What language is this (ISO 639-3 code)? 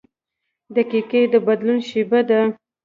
pus